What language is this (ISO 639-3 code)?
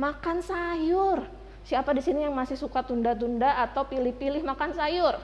ind